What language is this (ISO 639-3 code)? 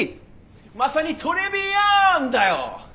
jpn